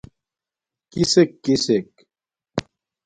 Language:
Domaaki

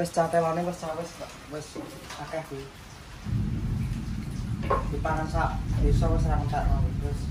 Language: Indonesian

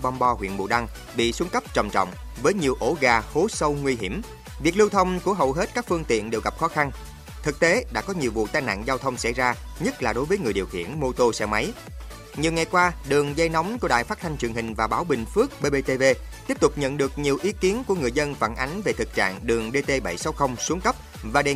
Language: Vietnamese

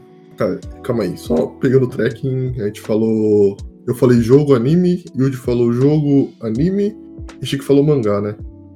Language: Portuguese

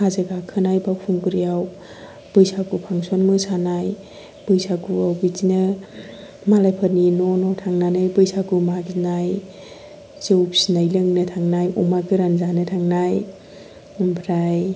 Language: Bodo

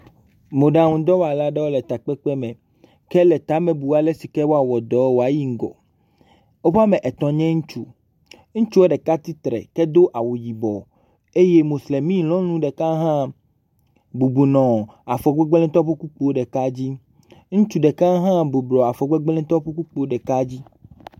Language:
Ewe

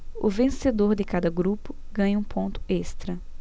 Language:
Portuguese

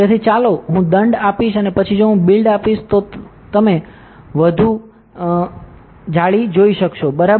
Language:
Gujarati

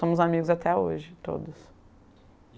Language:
Portuguese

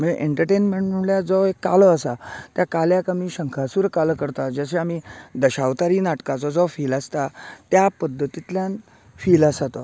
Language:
Konkani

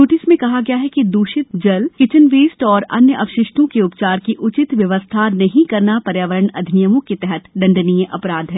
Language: Hindi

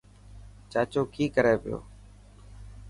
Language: Dhatki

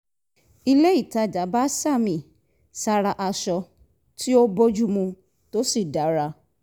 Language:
Yoruba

